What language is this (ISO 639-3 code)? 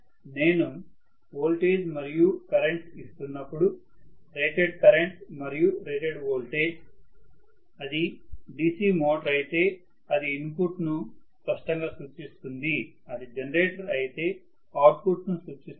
tel